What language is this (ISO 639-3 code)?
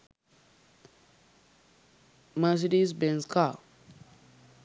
sin